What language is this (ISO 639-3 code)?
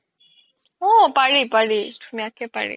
asm